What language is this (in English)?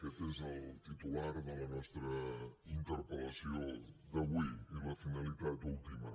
Catalan